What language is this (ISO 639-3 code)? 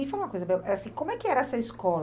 por